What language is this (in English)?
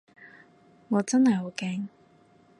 Cantonese